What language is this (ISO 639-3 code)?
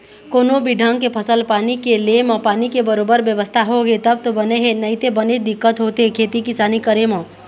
hne